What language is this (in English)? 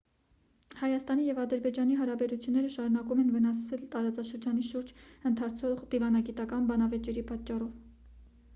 Armenian